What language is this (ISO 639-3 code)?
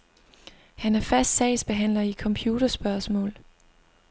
dan